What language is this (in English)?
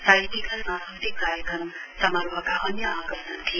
Nepali